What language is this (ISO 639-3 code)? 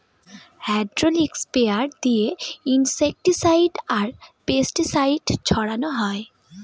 ben